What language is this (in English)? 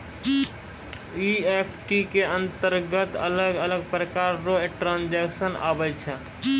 Maithili